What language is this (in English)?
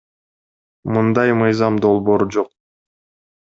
Kyrgyz